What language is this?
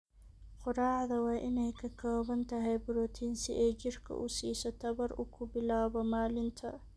Somali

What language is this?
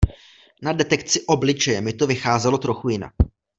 Czech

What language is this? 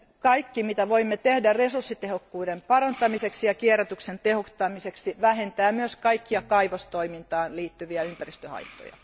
Finnish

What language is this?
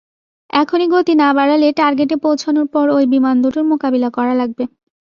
Bangla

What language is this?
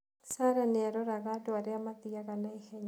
Kikuyu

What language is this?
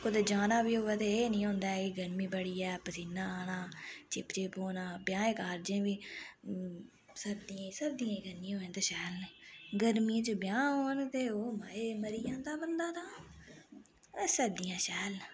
Dogri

